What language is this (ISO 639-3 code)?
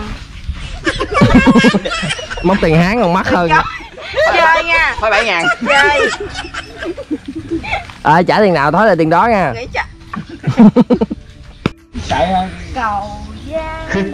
vie